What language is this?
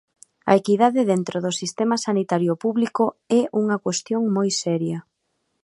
Galician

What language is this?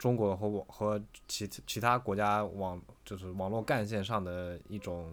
Chinese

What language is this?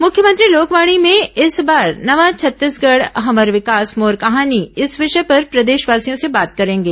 Hindi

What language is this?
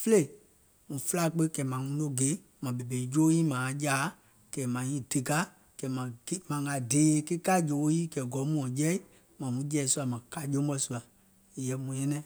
Gola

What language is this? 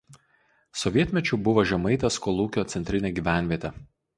Lithuanian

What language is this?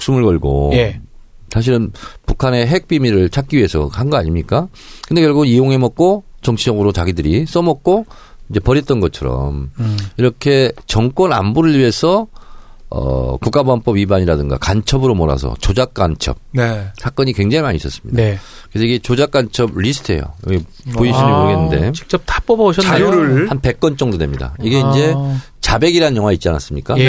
Korean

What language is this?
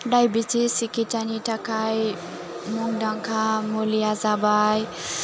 Bodo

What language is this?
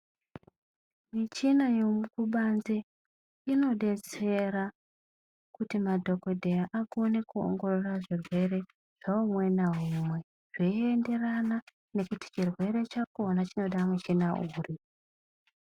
Ndau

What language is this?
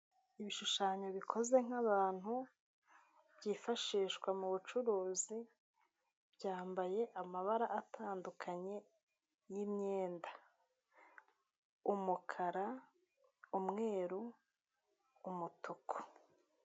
Kinyarwanda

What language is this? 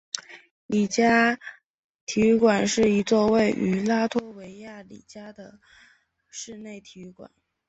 Chinese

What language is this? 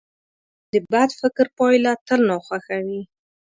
Pashto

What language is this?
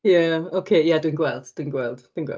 Welsh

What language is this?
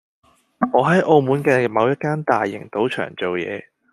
Cantonese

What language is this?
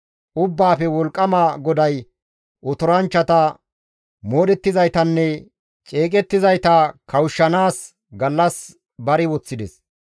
Gamo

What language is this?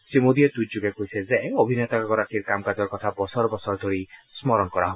Assamese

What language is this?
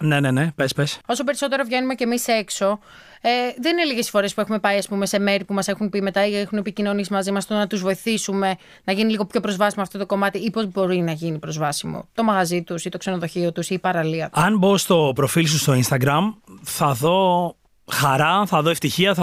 Greek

